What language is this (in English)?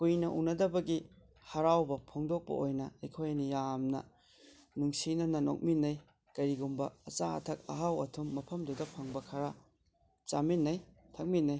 Manipuri